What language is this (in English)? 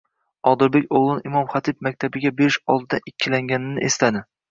Uzbek